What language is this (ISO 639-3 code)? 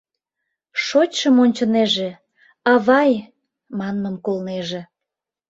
chm